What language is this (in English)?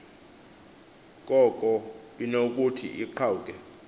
Xhosa